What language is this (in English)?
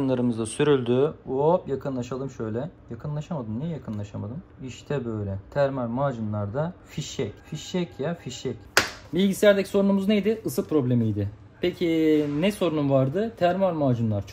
Turkish